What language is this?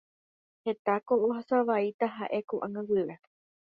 Guarani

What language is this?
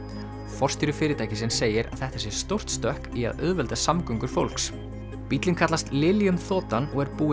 Icelandic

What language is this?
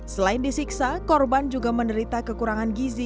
Indonesian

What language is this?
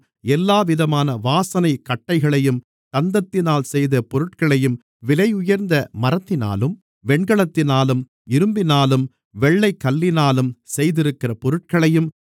Tamil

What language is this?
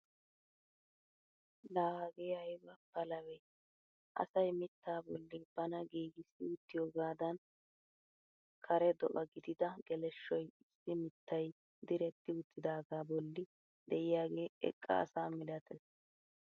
Wolaytta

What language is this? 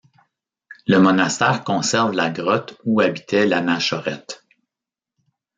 French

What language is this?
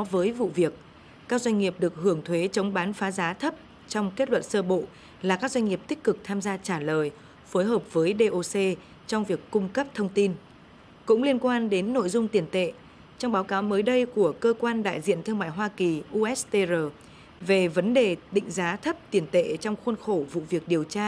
Vietnamese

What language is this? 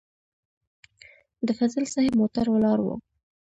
Pashto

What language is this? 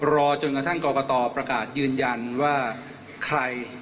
Thai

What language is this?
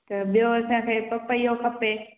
Sindhi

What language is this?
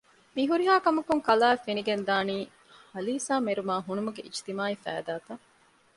Divehi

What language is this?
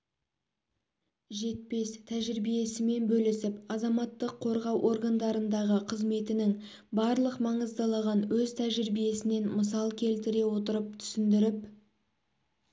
Kazakh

